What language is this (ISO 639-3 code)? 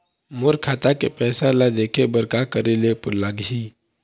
hne